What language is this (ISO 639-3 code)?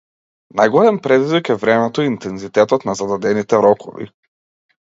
mkd